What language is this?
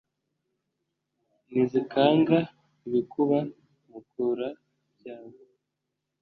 Kinyarwanda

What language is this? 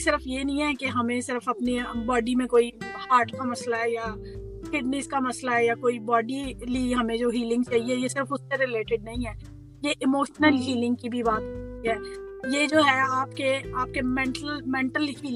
Urdu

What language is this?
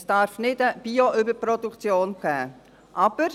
Swiss German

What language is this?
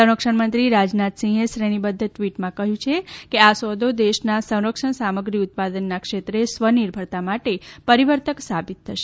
Gujarati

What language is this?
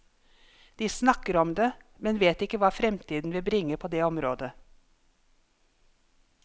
Norwegian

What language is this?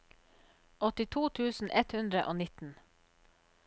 Norwegian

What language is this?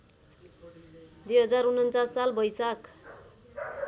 Nepali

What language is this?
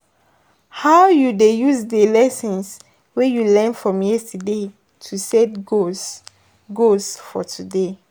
Nigerian Pidgin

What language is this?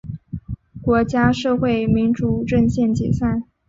Chinese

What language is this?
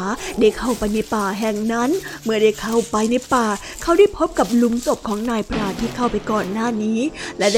Thai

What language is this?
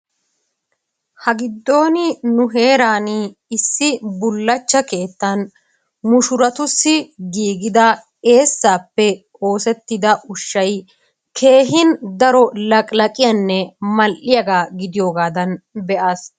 Wolaytta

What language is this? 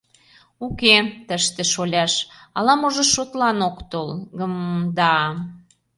Mari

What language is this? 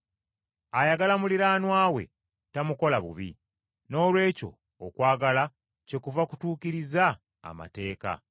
Ganda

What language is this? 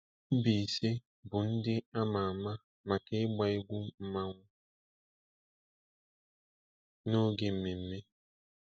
Igbo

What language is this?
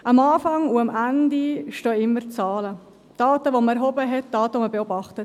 Swiss German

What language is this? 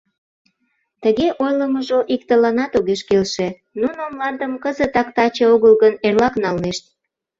Mari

